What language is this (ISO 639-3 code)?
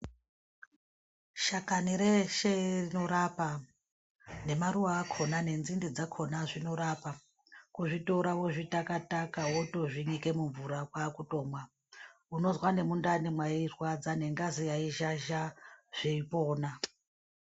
ndc